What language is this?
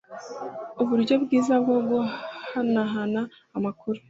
Kinyarwanda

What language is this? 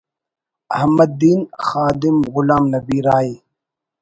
Brahui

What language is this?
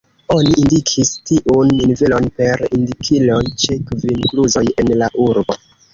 Esperanto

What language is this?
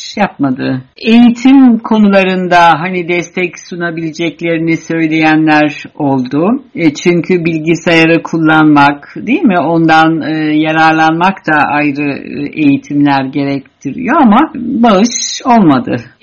Turkish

